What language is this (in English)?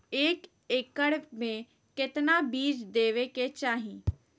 Magahi